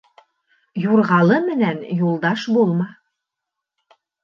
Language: Bashkir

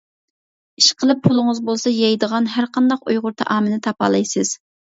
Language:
Uyghur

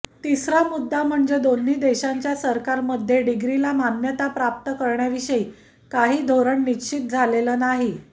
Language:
Marathi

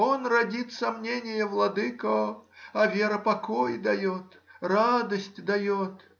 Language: Russian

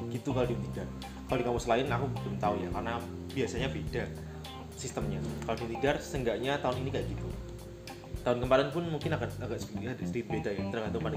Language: Indonesian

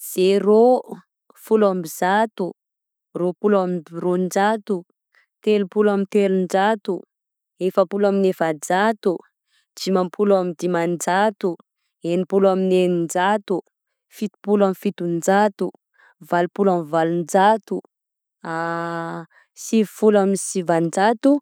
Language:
Southern Betsimisaraka Malagasy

